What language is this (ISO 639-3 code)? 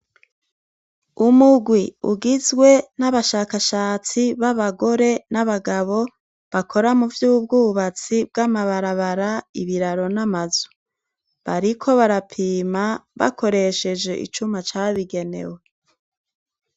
run